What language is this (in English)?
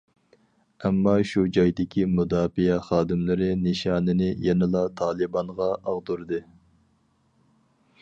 Uyghur